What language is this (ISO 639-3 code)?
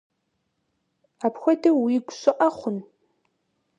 kbd